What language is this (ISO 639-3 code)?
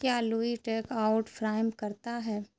urd